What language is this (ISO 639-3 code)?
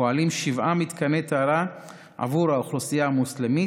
heb